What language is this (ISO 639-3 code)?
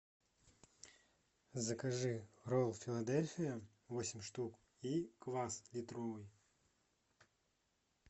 rus